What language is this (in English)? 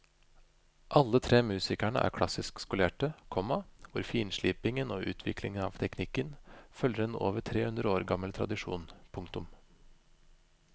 Norwegian